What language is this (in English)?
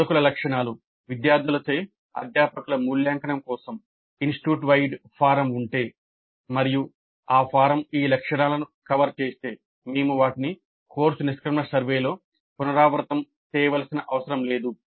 Telugu